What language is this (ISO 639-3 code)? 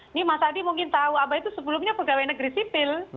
ind